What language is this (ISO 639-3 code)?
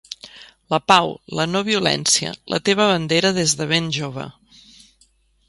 cat